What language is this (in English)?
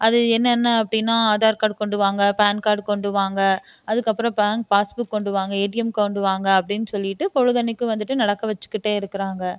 Tamil